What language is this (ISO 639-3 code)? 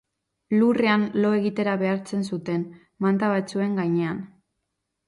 eus